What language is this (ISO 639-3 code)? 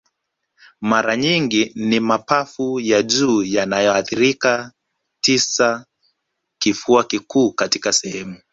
swa